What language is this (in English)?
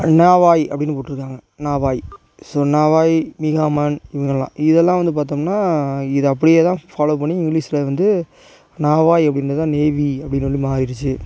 Tamil